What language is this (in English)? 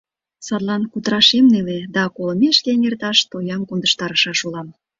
Mari